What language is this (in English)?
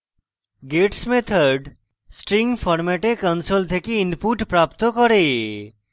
Bangla